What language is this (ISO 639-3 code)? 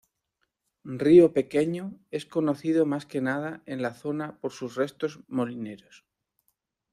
spa